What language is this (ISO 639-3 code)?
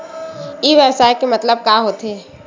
hne